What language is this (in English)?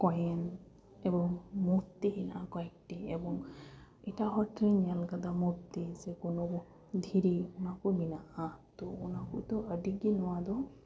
Santali